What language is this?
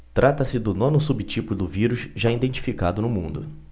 Portuguese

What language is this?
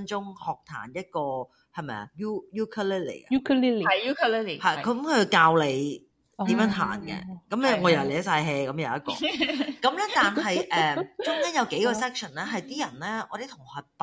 Chinese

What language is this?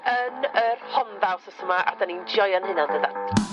Welsh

